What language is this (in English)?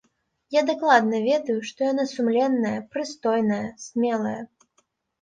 Belarusian